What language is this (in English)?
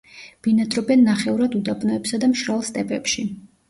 Georgian